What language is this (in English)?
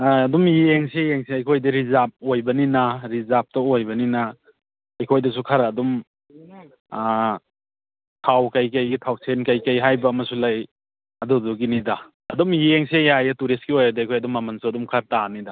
Manipuri